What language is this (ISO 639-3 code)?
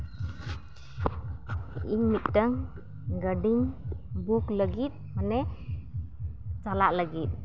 sat